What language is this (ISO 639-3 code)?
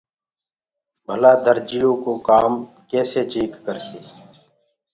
ggg